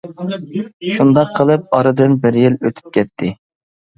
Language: Uyghur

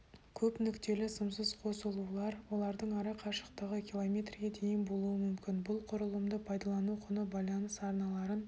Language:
Kazakh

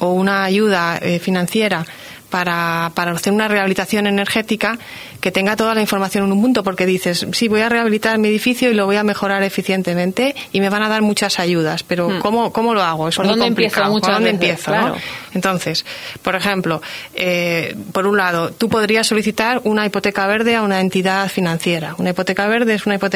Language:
Spanish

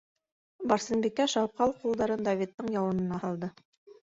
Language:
Bashkir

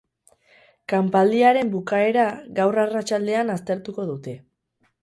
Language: Basque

